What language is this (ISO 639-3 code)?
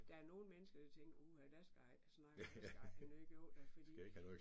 dan